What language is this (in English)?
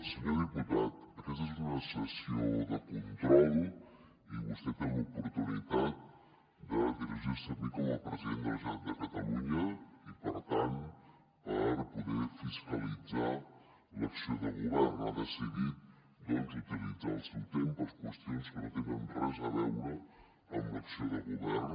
Catalan